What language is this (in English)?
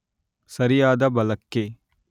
Kannada